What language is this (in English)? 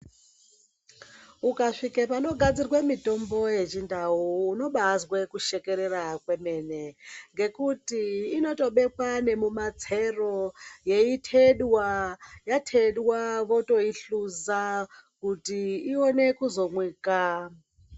Ndau